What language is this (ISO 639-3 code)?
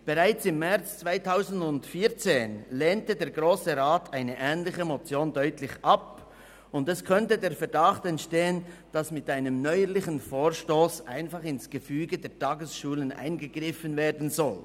gsw